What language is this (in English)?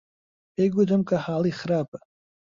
Central Kurdish